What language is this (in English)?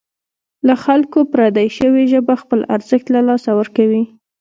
Pashto